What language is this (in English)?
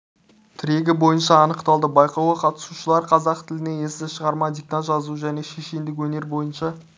Kazakh